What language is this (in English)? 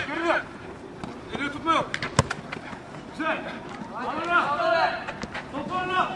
Turkish